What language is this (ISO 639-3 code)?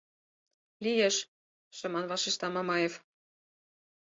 chm